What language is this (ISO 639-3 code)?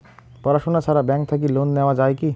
ben